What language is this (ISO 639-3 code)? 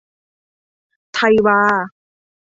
tha